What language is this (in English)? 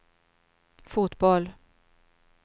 Swedish